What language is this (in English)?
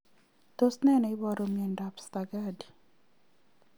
Kalenjin